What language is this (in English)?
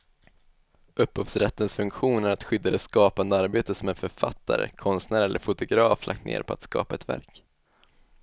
Swedish